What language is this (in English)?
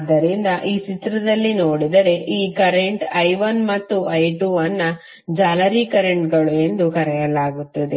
Kannada